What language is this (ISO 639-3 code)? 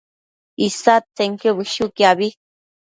mcf